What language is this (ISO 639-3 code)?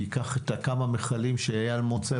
heb